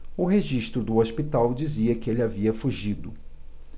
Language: Portuguese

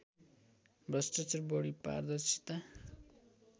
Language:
Nepali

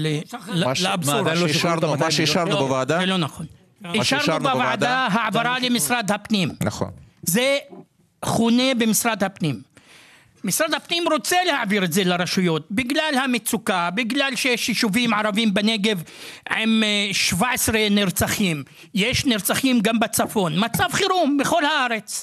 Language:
Hebrew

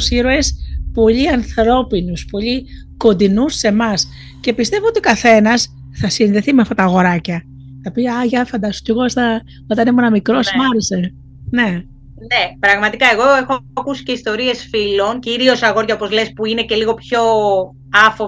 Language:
Greek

